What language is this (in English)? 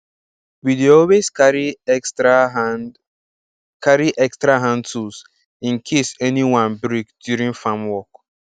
Nigerian Pidgin